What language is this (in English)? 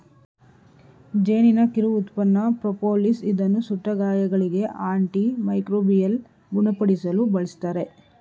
Kannada